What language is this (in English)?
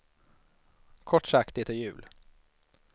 Swedish